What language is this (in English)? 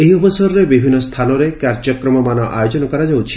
Odia